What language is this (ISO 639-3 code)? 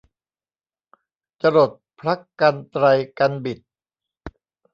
tha